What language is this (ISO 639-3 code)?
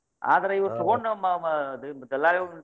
kan